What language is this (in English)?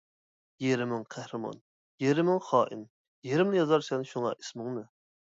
Uyghur